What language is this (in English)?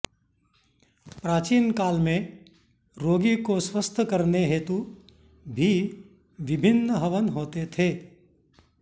Sanskrit